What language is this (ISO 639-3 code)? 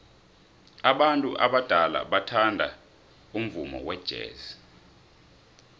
nbl